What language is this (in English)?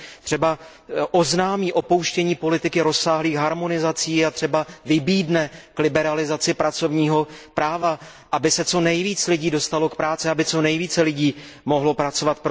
Czech